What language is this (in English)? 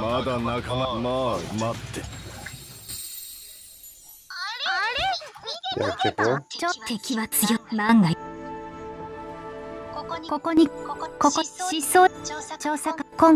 Japanese